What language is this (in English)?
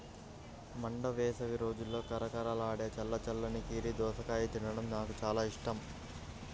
Telugu